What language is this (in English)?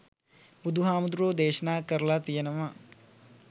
Sinhala